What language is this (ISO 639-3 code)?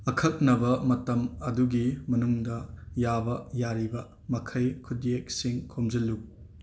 mni